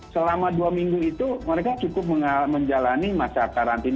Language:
Indonesian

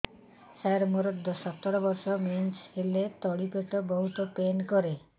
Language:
Odia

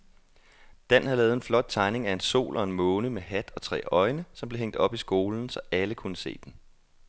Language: Danish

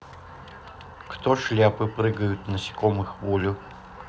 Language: Russian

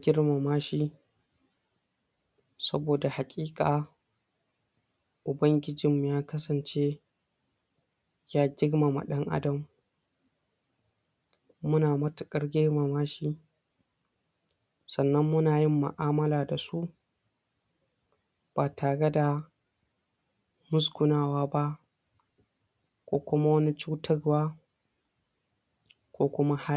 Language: Hausa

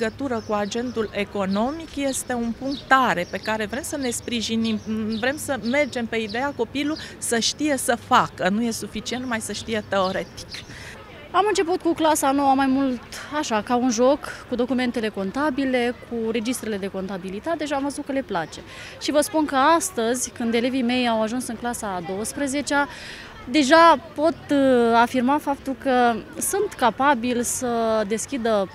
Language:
Romanian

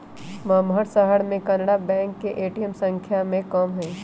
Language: Magahi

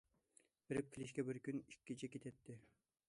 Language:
Uyghur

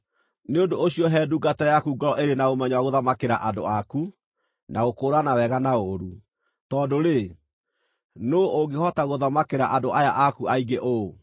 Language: Kikuyu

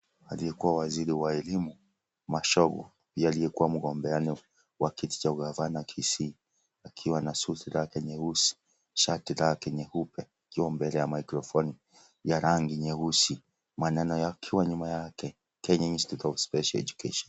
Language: Swahili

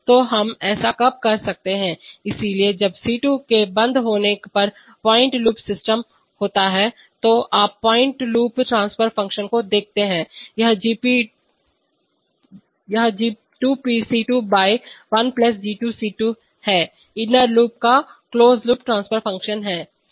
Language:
Hindi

